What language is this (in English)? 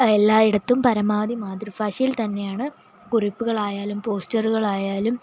Malayalam